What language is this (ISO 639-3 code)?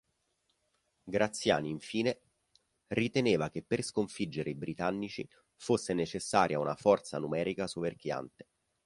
ita